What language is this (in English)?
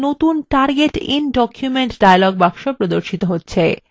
Bangla